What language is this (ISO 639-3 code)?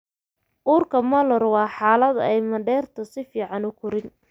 som